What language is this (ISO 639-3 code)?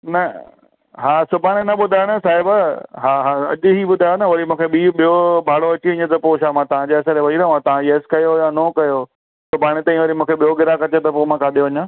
snd